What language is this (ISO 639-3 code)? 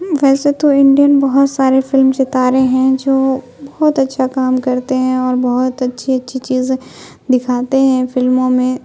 urd